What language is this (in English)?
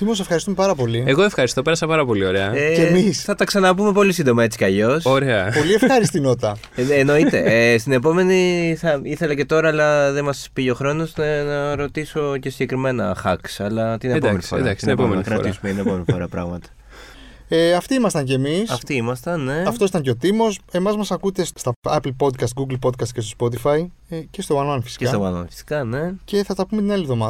Greek